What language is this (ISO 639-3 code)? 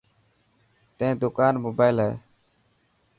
mki